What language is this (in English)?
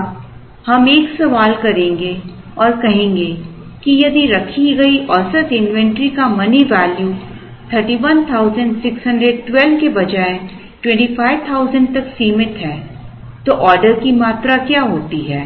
Hindi